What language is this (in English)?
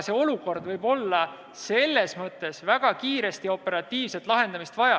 Estonian